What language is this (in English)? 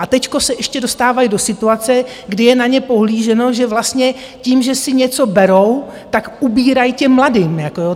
Czech